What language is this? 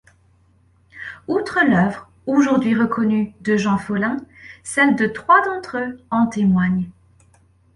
French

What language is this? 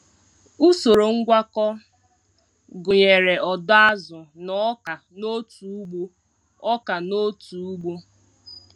Igbo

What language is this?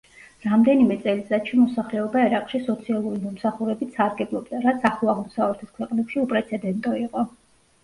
Georgian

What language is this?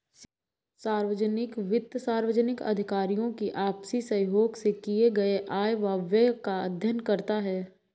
Hindi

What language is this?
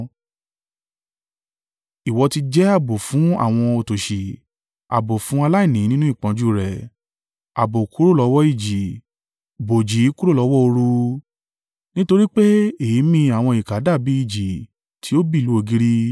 Yoruba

